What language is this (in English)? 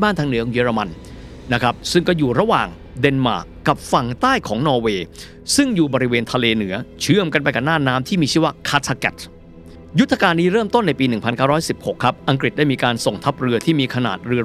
Thai